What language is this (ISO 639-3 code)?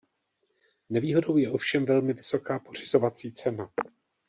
ces